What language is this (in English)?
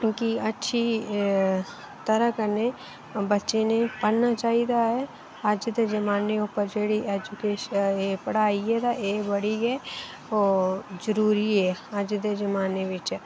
Dogri